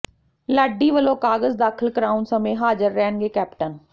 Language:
Punjabi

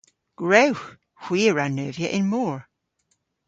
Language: Cornish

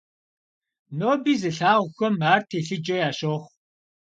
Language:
Kabardian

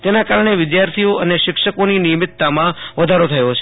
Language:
Gujarati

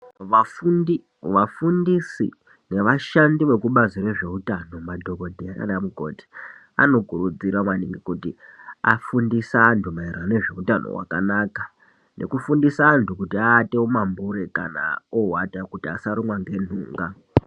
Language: Ndau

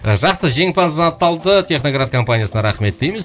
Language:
Kazakh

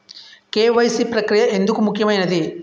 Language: Telugu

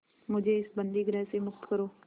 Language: Hindi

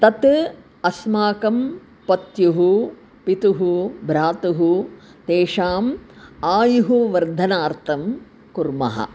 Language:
Sanskrit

